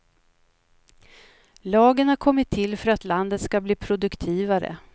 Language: Swedish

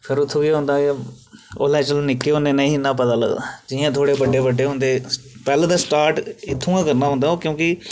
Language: Dogri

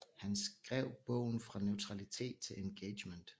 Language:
Danish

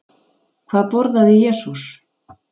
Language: Icelandic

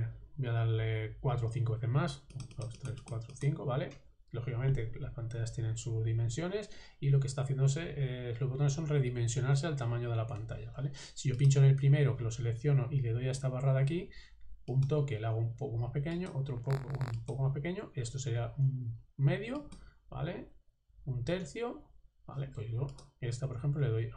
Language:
Spanish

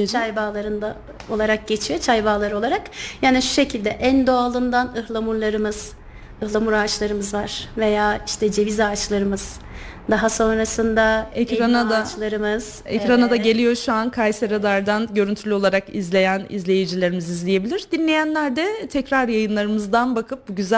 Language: Turkish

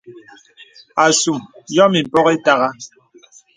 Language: Bebele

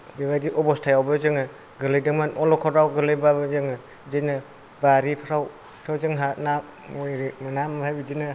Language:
Bodo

